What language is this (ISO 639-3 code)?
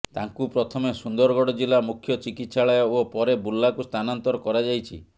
ori